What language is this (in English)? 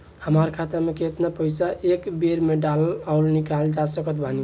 Bhojpuri